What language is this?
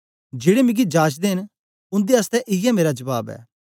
Dogri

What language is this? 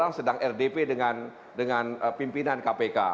Indonesian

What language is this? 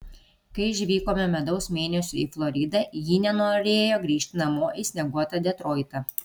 Lithuanian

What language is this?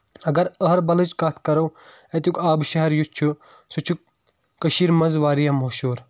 Kashmiri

